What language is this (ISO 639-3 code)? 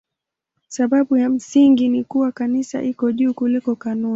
swa